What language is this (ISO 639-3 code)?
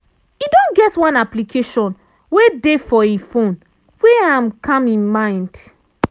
pcm